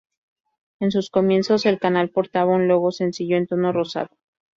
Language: Spanish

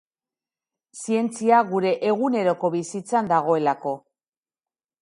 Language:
Basque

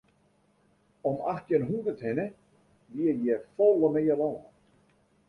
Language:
Western Frisian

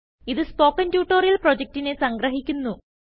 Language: Malayalam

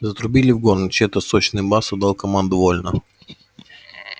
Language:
Russian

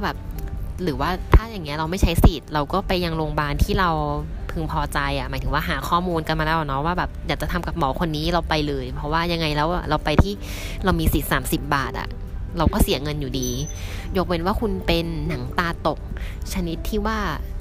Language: Thai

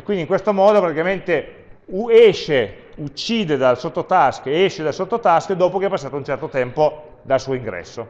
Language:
Italian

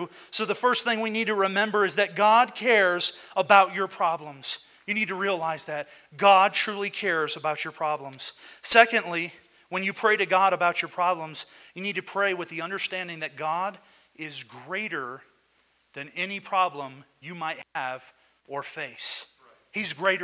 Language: English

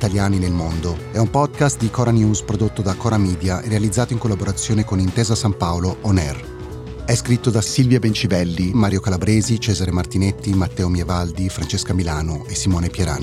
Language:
Italian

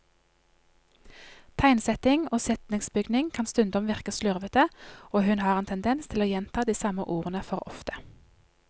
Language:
Norwegian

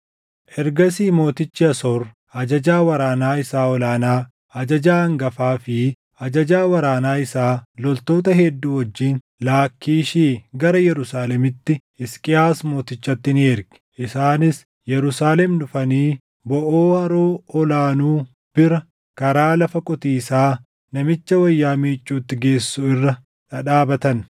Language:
Oromo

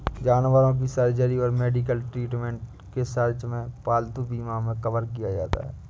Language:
Hindi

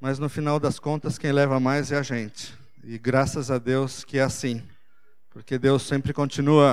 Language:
Portuguese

